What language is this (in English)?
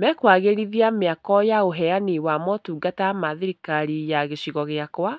Kikuyu